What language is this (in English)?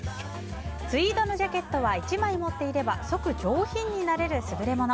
Japanese